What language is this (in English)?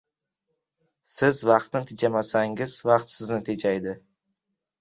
Uzbek